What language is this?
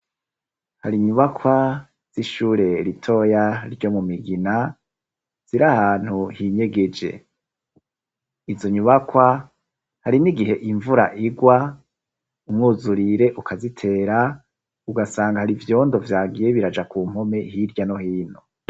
Rundi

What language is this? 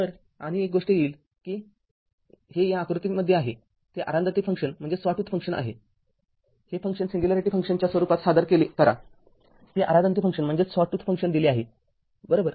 Marathi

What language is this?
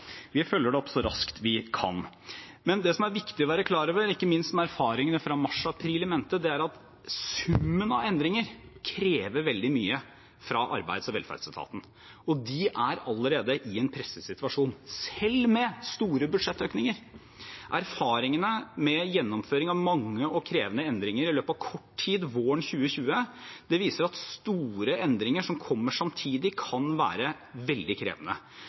Norwegian Bokmål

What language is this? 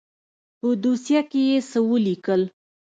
Pashto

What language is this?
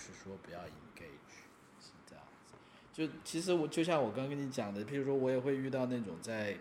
Chinese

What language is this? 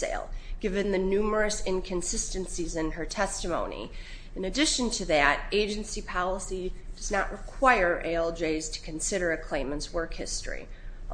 English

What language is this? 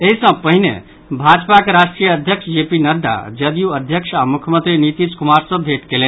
Maithili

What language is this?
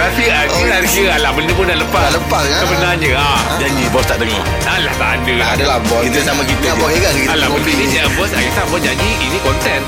Malay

